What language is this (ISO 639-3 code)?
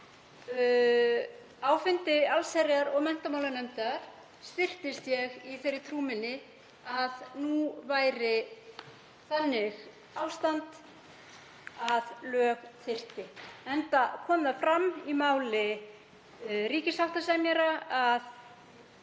isl